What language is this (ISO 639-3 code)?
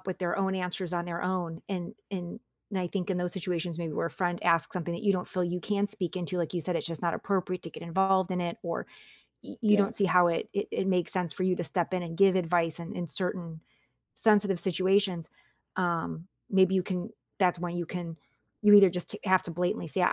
eng